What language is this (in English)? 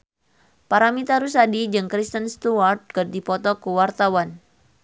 Sundanese